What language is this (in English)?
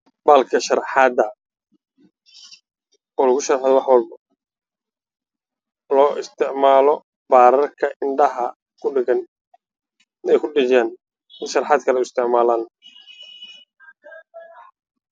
Somali